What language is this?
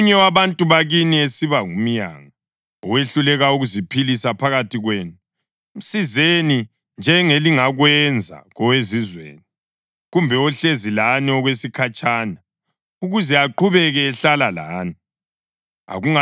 North Ndebele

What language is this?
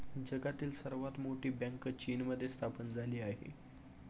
Marathi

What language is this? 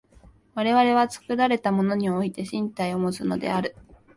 Japanese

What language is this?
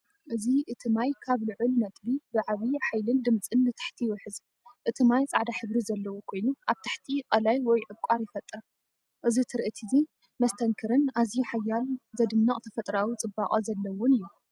Tigrinya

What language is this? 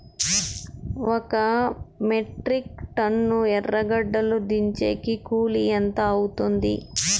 Telugu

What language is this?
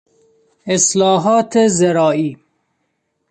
Persian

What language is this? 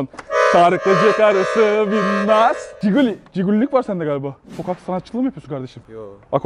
Turkish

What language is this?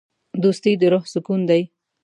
Pashto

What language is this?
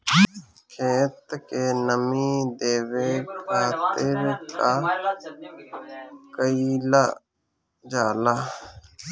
Bhojpuri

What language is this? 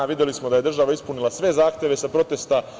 Serbian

